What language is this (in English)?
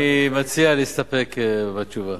Hebrew